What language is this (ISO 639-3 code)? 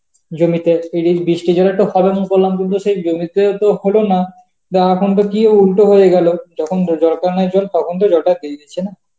ben